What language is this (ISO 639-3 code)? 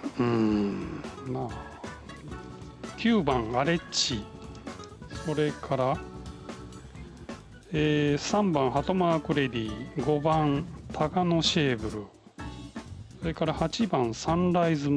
jpn